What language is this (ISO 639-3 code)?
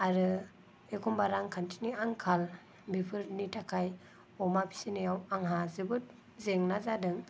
brx